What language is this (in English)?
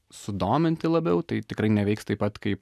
Lithuanian